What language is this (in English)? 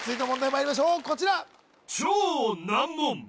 Japanese